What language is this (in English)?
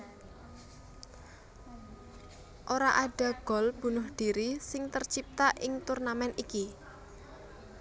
Javanese